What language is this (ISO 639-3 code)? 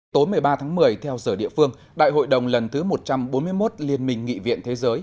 vie